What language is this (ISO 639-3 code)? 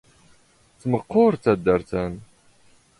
zgh